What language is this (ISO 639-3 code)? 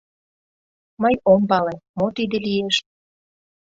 chm